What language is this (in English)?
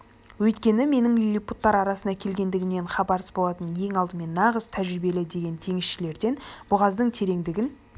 Kazakh